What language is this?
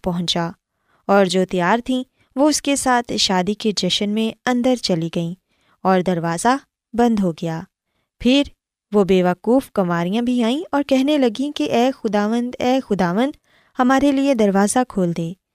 Urdu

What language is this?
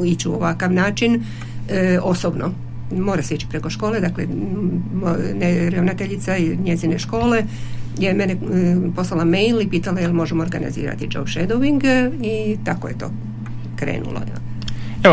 Croatian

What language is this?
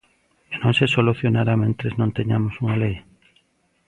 Galician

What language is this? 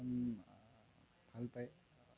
Assamese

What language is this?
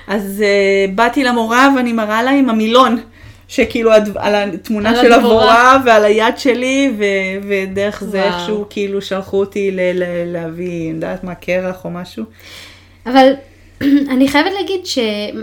Hebrew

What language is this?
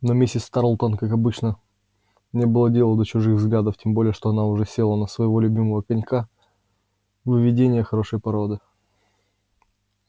Russian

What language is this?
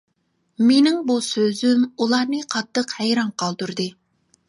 Uyghur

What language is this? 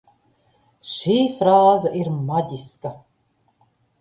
Latvian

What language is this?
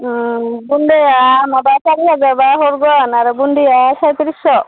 Bodo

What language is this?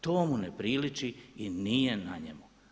Croatian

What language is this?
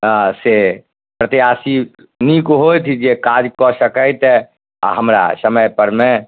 Maithili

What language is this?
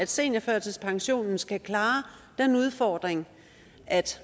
Danish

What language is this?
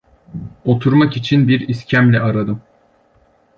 Turkish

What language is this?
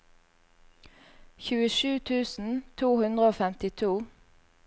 Norwegian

